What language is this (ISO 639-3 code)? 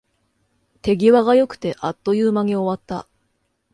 jpn